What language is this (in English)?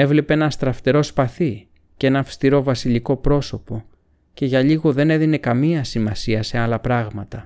Greek